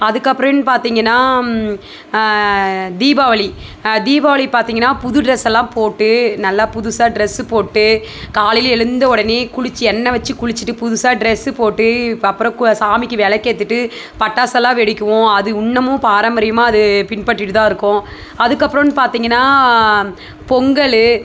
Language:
Tamil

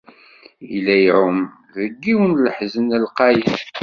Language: Kabyle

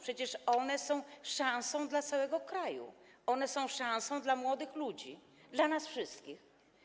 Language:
Polish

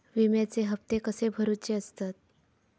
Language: Marathi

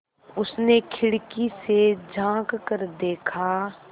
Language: Hindi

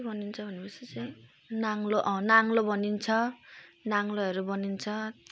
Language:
Nepali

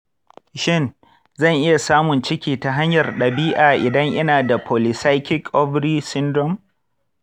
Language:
Hausa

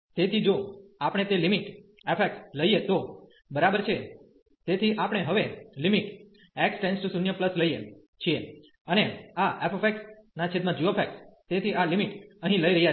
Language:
Gujarati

